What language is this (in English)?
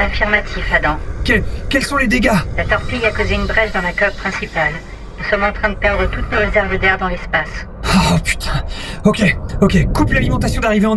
French